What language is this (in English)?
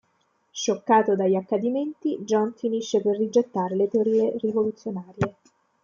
Italian